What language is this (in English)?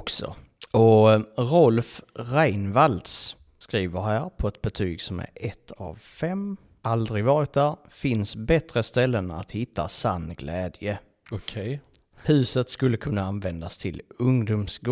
Swedish